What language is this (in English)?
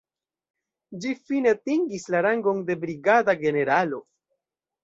Esperanto